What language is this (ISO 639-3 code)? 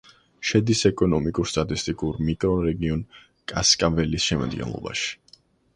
kat